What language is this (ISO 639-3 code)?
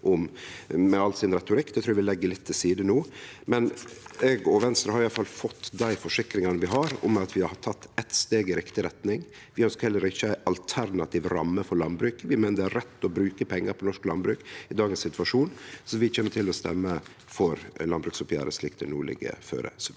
nor